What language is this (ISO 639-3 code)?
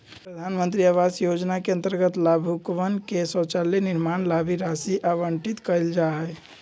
mag